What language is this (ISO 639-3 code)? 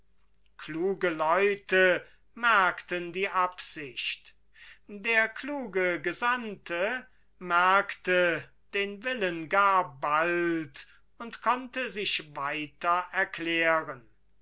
deu